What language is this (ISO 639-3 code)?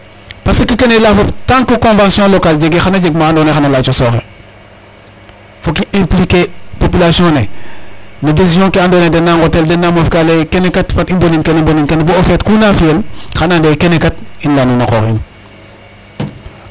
srr